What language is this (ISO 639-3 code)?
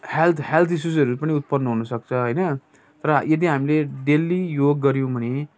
nep